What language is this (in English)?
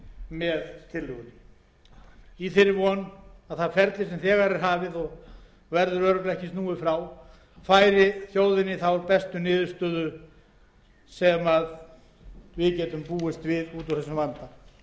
Icelandic